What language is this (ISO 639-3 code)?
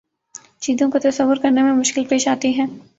urd